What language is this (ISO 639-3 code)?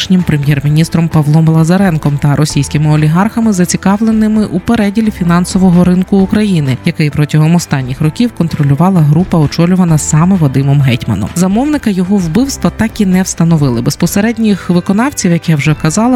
ukr